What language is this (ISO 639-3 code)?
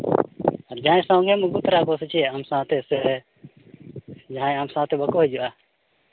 sat